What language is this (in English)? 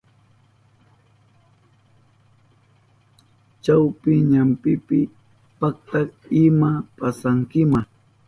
Southern Pastaza Quechua